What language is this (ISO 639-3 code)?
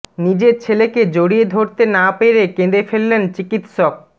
ben